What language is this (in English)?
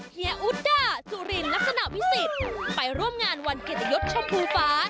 Thai